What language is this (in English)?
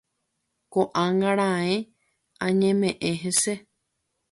Guarani